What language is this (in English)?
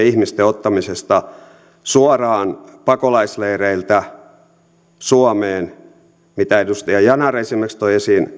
Finnish